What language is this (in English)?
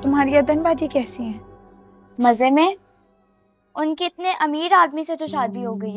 Hindi